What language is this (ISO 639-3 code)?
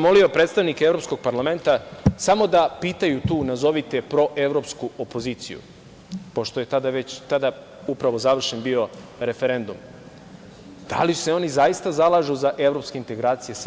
srp